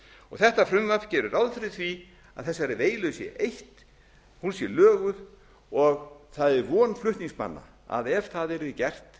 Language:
Icelandic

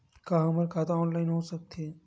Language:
Chhattisgarhi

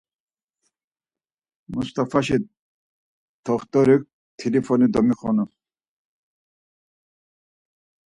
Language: Laz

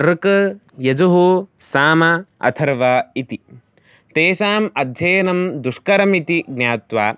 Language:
Sanskrit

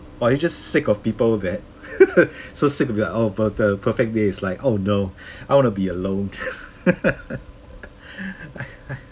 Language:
English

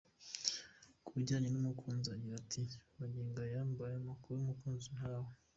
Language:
Kinyarwanda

